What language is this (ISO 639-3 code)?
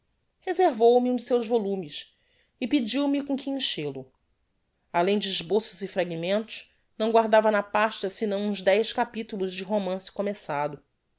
por